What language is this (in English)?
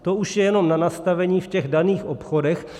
Czech